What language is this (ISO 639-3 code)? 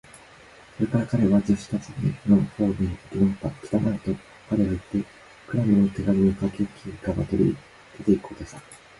jpn